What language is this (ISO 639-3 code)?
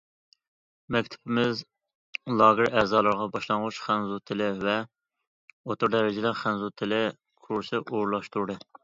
uig